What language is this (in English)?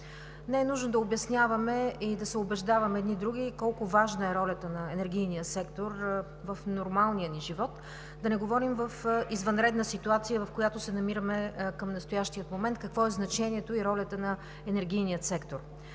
Bulgarian